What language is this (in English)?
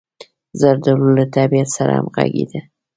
Pashto